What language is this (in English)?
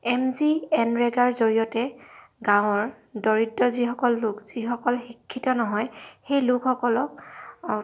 Assamese